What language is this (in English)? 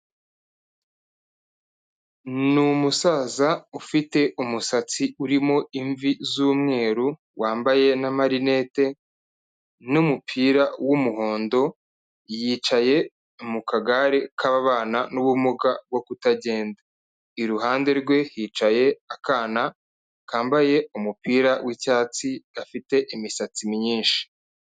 Kinyarwanda